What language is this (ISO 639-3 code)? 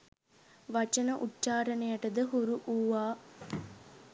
sin